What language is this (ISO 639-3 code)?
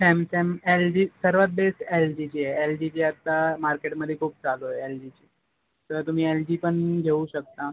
mar